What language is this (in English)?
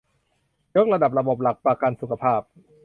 Thai